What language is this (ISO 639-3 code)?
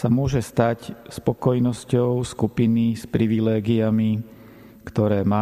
slk